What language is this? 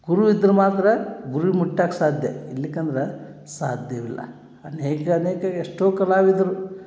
Kannada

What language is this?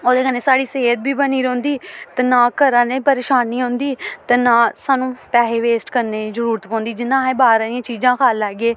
Dogri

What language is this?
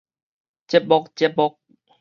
Min Nan Chinese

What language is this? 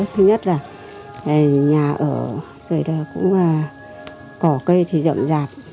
Vietnamese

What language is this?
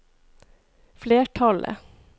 Norwegian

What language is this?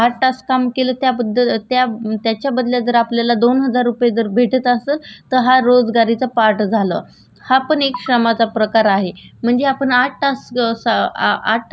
Marathi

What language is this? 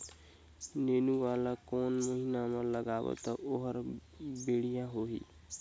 Chhattisgarhi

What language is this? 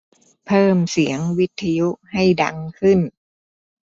Thai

